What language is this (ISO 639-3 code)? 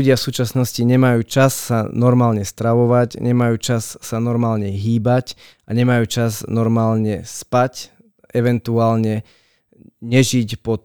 slk